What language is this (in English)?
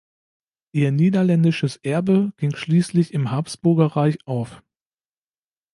German